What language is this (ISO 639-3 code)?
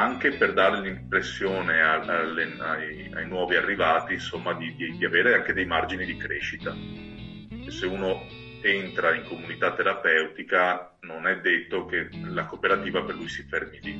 ita